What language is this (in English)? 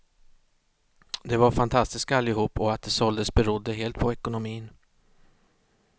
Swedish